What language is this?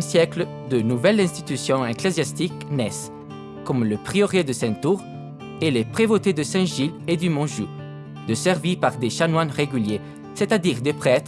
French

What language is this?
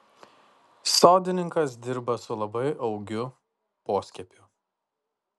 Lithuanian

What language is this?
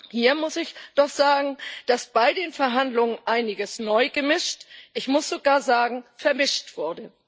German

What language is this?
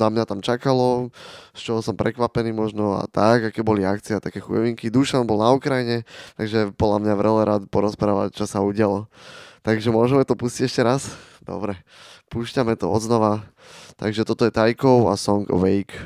Slovak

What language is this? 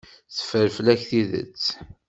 Kabyle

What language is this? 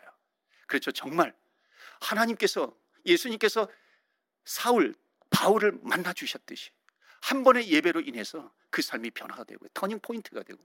Korean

